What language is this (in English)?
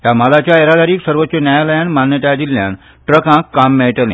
Konkani